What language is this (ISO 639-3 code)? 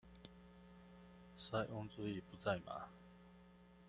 zho